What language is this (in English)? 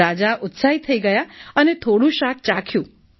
Gujarati